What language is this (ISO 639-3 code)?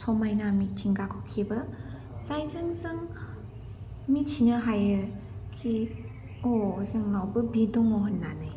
brx